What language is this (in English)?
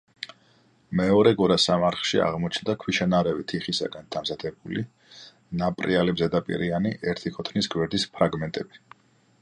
Georgian